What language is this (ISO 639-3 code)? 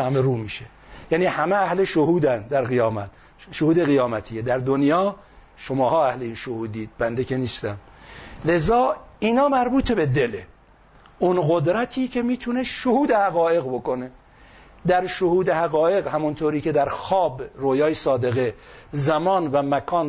fas